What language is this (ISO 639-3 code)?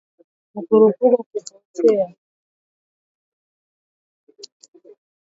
swa